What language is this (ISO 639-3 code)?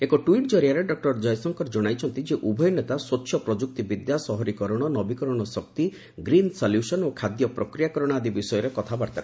ori